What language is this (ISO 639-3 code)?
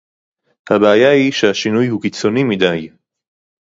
heb